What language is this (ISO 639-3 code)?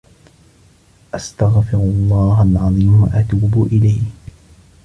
ara